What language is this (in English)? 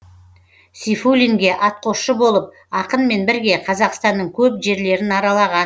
Kazakh